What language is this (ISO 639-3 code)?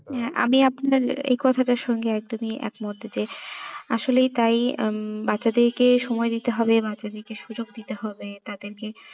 ben